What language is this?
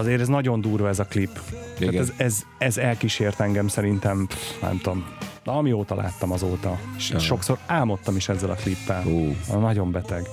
Hungarian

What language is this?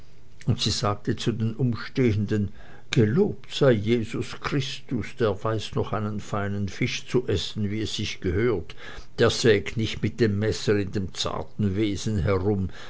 German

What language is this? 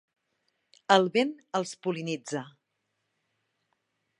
Catalan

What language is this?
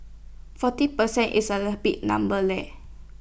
English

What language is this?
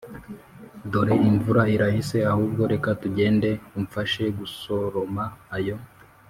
Kinyarwanda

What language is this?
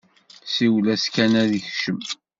Kabyle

